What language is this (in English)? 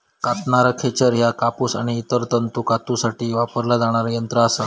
Marathi